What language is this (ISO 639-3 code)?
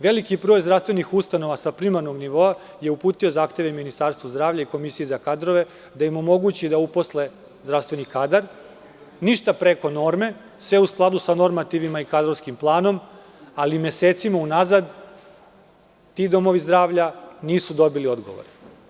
srp